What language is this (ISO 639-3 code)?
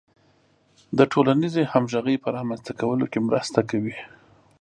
pus